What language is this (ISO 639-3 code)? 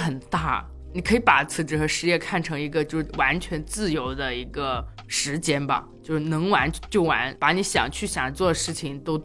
zho